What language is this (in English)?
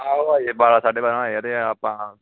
Punjabi